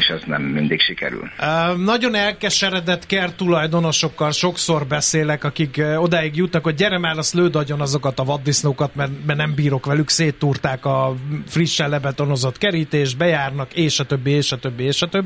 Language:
Hungarian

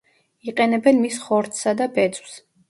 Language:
Georgian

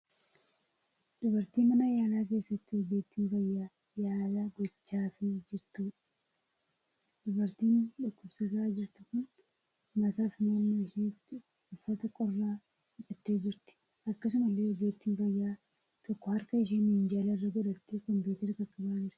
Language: Oromo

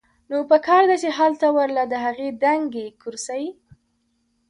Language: Pashto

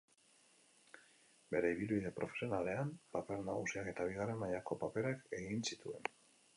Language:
Basque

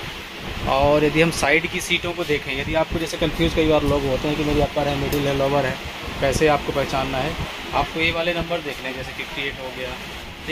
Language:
Hindi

